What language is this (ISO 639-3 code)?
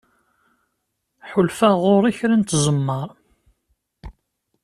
kab